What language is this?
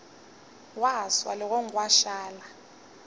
Northern Sotho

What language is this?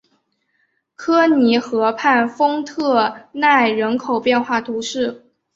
Chinese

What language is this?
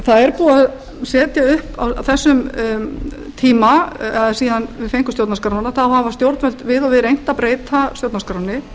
Icelandic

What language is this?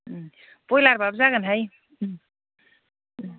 Bodo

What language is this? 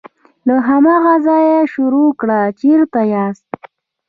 Pashto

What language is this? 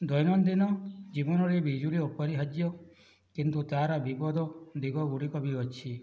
Odia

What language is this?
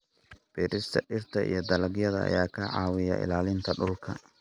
Somali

